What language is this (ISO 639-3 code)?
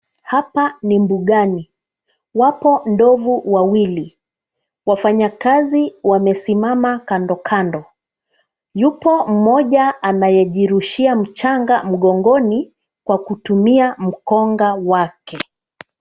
swa